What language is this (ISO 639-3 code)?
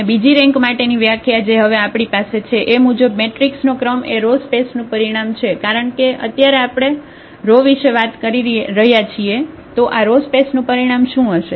guj